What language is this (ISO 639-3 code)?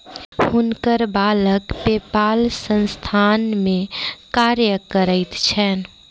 mai